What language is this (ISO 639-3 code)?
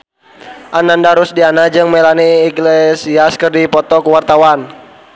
sun